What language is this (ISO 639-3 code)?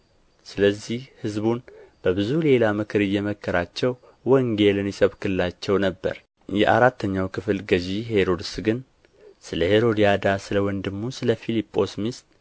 amh